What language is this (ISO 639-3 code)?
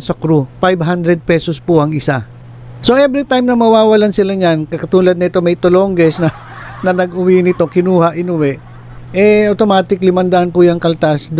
fil